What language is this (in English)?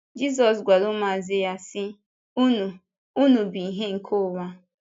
Igbo